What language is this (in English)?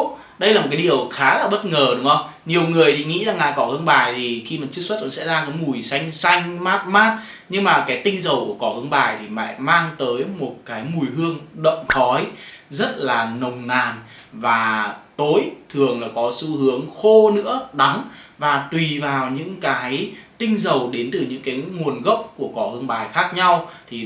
Vietnamese